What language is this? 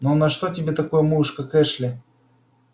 Russian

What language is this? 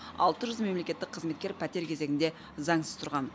Kazakh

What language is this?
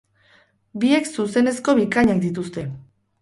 Basque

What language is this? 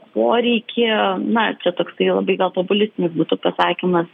Lithuanian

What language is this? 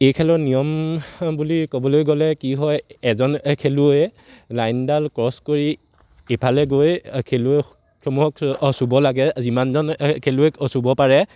Assamese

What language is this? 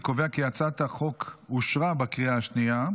Hebrew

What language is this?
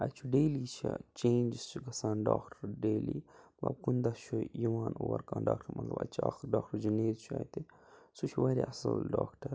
Kashmiri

